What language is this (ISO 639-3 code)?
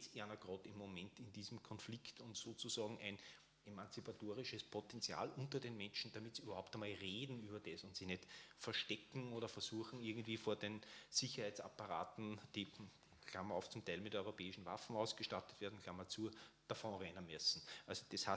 deu